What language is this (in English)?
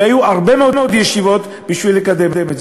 Hebrew